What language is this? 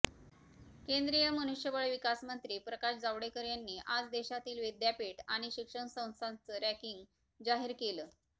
Marathi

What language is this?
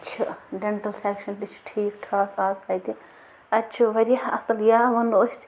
Kashmiri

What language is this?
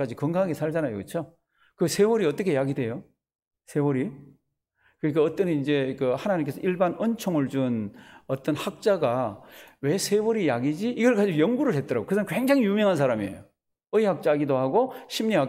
Korean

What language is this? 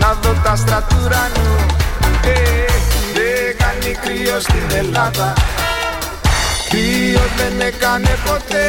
Greek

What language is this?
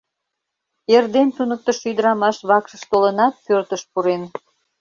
Mari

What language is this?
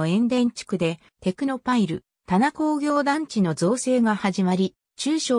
Japanese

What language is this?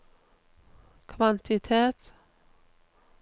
Norwegian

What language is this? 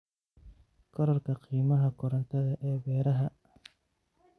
Somali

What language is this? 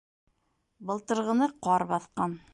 Bashkir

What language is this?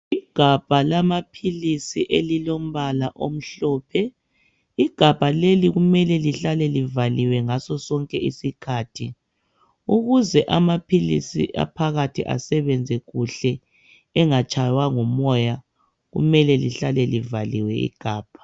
North Ndebele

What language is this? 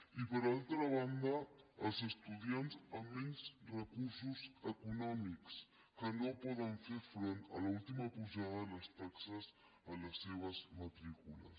Catalan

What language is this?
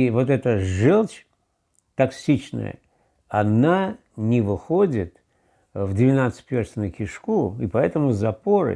Russian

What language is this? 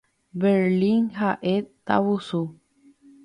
Guarani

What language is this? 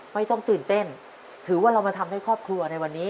Thai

